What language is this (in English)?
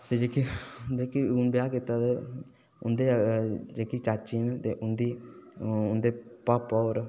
Dogri